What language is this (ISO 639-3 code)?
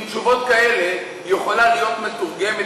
heb